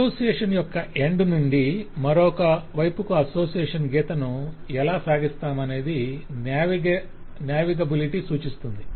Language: Telugu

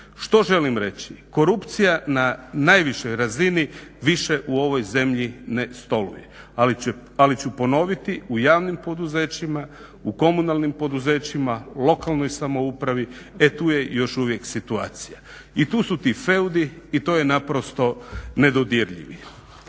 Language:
Croatian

